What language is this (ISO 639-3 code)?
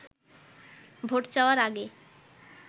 ben